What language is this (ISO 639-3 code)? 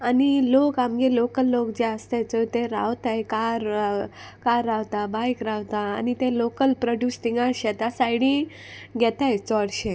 kok